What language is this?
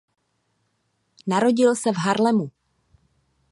Czech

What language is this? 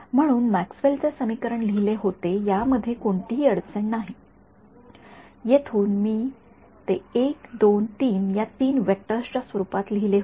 Marathi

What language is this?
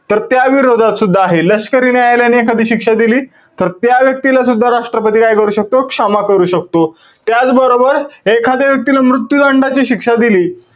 Marathi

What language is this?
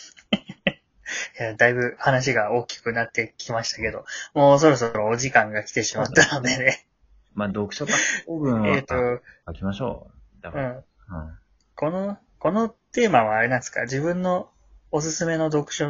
Japanese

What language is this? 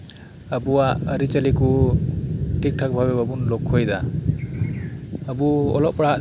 Santali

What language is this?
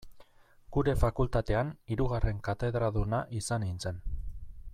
Basque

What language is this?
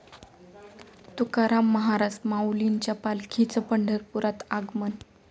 Marathi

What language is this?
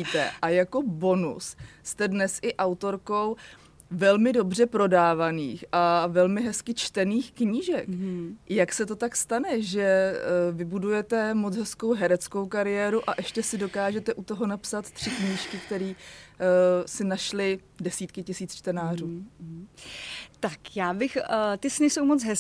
Czech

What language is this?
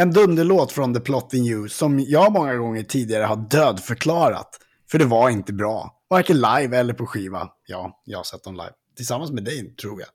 Swedish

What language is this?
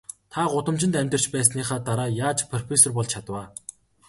Mongolian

